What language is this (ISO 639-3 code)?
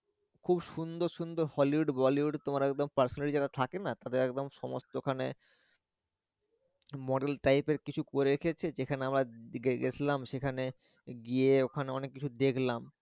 ben